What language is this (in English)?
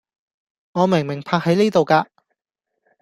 Cantonese